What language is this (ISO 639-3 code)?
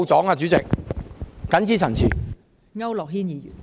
yue